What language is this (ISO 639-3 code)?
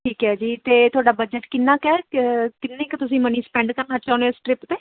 pan